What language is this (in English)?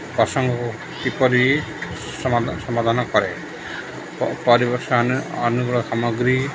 Odia